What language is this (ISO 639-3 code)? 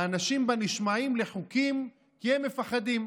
heb